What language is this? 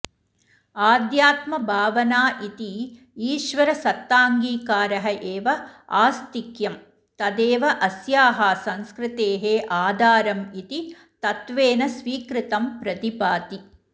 Sanskrit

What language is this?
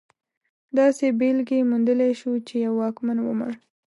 Pashto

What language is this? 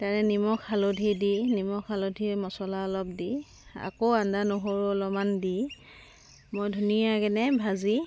Assamese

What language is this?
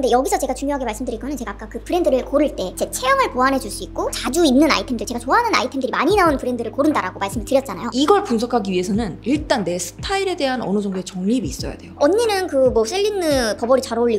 Korean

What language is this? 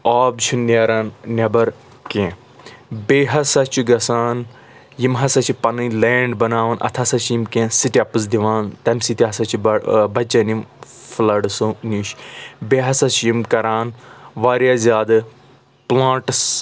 Kashmiri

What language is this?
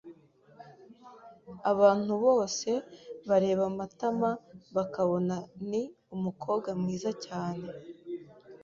Kinyarwanda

